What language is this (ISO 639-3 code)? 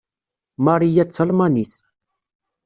kab